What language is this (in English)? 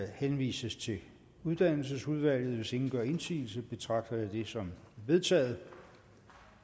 Danish